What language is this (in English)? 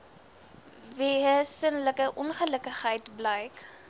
Afrikaans